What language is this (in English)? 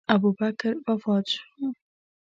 Pashto